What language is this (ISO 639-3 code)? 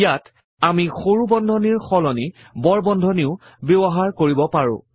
asm